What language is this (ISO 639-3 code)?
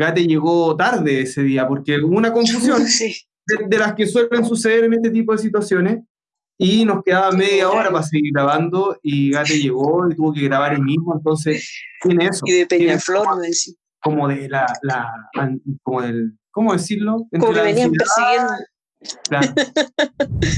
spa